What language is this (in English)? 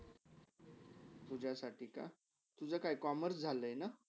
Marathi